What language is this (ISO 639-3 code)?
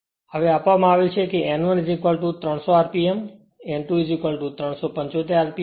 guj